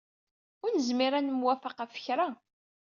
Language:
Kabyle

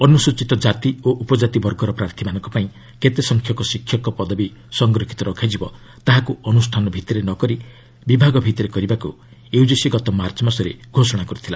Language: Odia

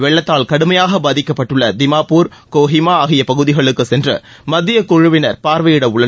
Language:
Tamil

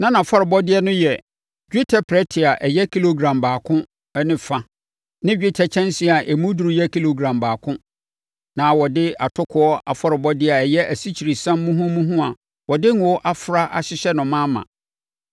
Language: Akan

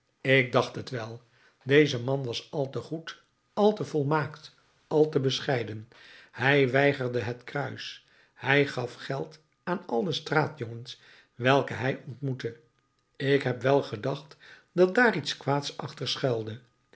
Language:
Dutch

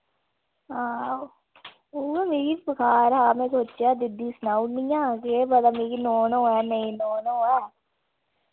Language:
Dogri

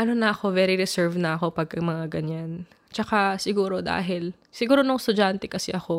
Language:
Filipino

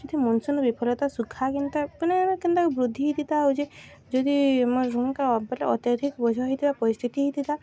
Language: Odia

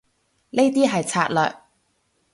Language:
Cantonese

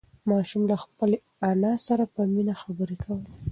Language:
Pashto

